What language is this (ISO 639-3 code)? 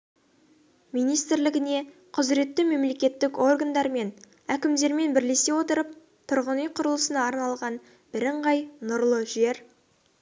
kaz